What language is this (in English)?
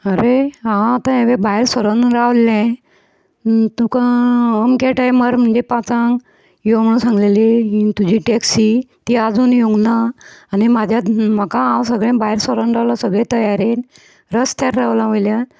Konkani